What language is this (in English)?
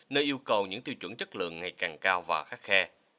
Vietnamese